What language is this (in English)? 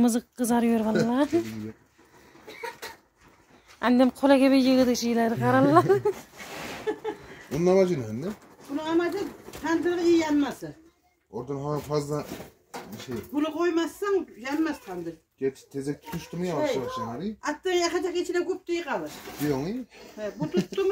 Turkish